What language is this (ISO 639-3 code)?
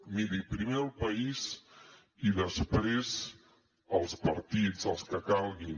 cat